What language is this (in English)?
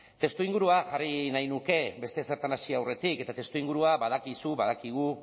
Basque